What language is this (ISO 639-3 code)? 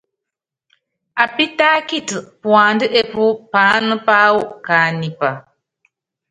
yav